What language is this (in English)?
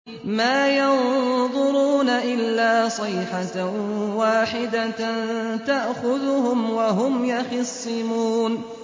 Arabic